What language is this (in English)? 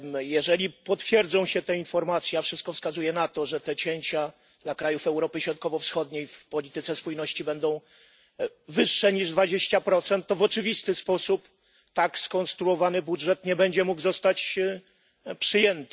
Polish